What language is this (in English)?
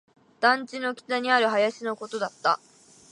Japanese